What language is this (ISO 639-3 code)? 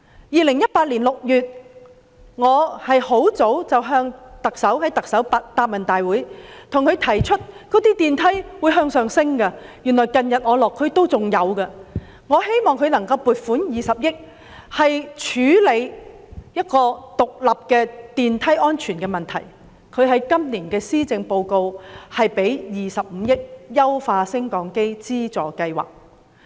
yue